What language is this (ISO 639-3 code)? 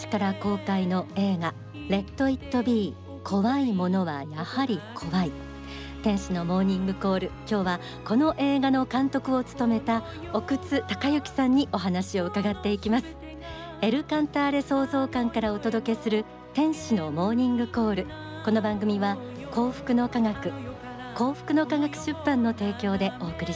jpn